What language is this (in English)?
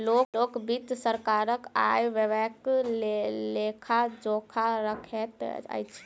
Maithili